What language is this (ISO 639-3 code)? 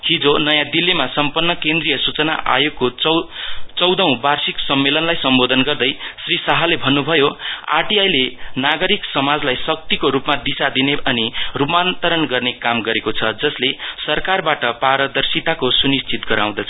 nep